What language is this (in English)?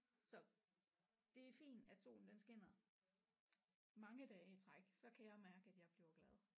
Danish